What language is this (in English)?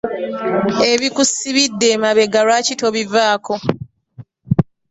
Ganda